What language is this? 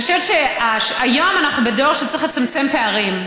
Hebrew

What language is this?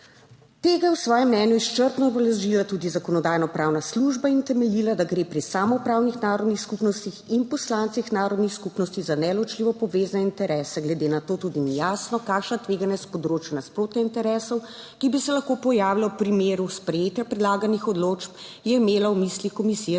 Slovenian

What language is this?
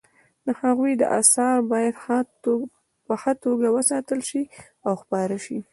Pashto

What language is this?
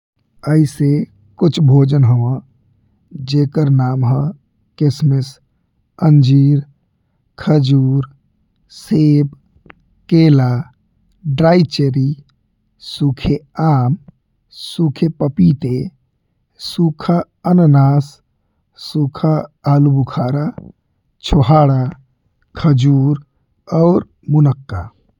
Bhojpuri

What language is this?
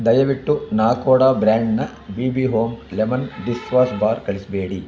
Kannada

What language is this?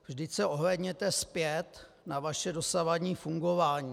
Czech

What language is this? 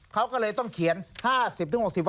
Thai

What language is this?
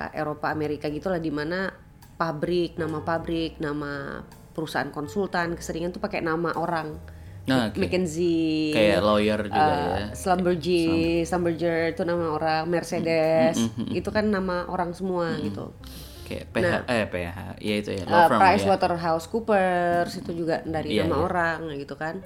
Indonesian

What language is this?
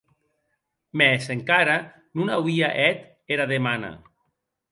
Occitan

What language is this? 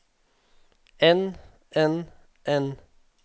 Norwegian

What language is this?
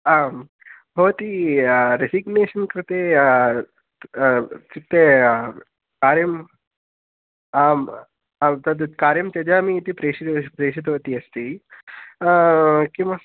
Sanskrit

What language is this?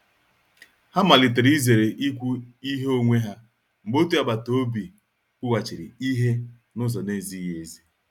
Igbo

